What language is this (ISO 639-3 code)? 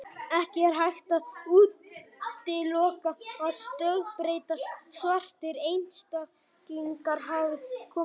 isl